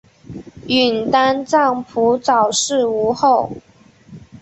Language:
Chinese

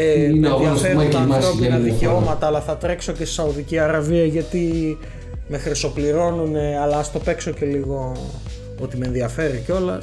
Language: Greek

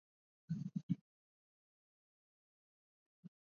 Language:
Swahili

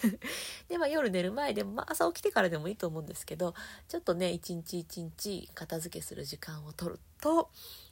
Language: Japanese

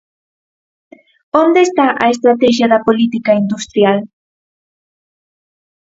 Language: Galician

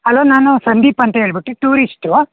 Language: Kannada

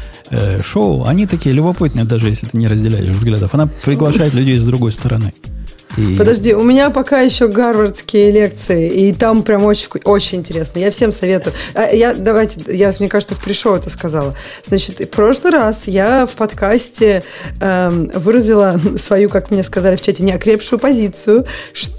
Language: Russian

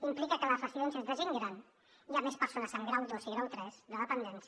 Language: Catalan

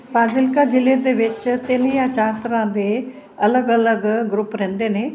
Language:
Punjabi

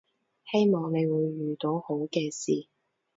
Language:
Cantonese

